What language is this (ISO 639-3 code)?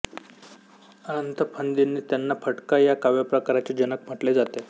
mar